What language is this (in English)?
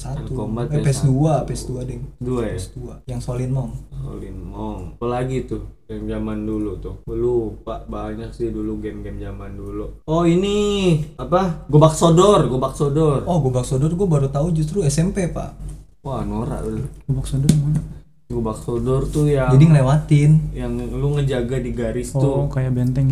Indonesian